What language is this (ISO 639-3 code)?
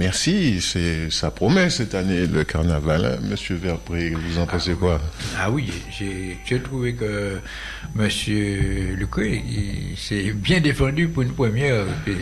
fra